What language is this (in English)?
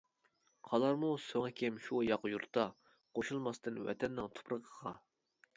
Uyghur